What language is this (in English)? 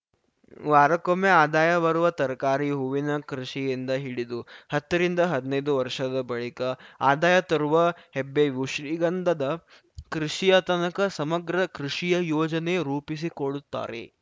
Kannada